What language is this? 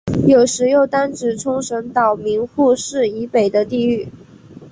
Chinese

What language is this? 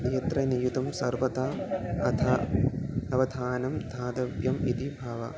Sanskrit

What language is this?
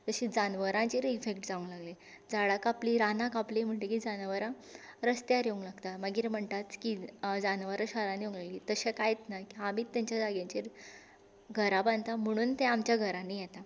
Konkani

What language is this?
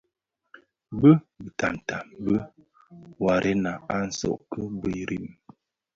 Bafia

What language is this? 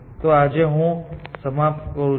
Gujarati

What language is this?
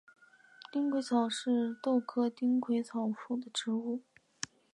Chinese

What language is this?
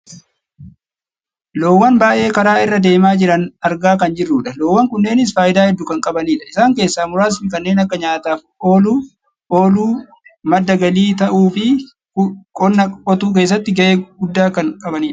Oromo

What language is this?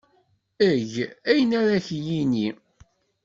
Kabyle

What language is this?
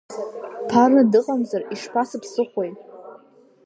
Abkhazian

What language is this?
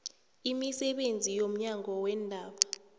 South Ndebele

